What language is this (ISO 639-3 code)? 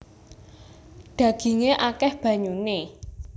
jav